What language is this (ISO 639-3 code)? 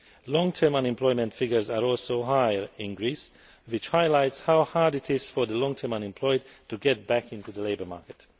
eng